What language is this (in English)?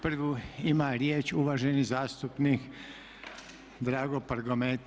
Croatian